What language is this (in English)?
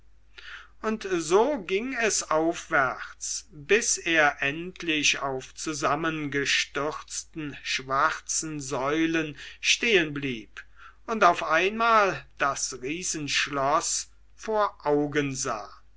German